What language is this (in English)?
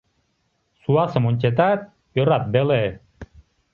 Mari